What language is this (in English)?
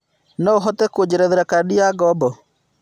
Kikuyu